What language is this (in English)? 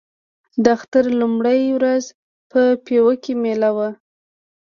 Pashto